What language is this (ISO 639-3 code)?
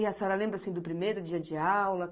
por